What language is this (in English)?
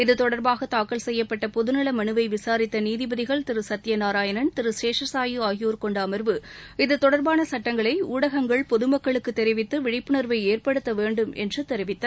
Tamil